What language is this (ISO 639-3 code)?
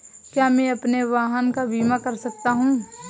hin